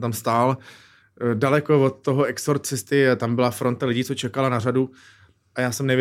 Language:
Czech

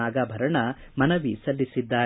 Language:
Kannada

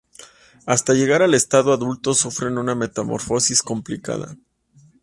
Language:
Spanish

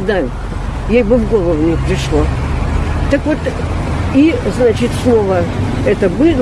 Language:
Russian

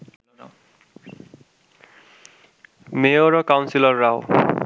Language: Bangla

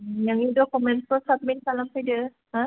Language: Bodo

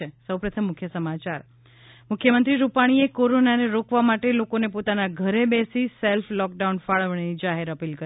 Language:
Gujarati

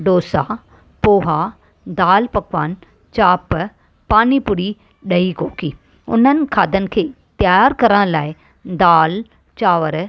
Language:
Sindhi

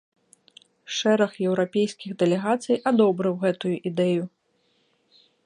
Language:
Belarusian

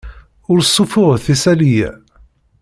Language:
Kabyle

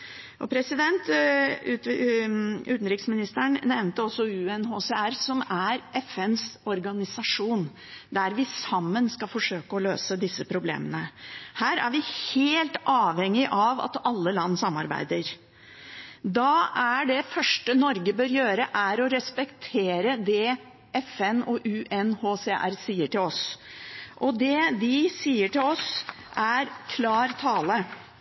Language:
Norwegian Bokmål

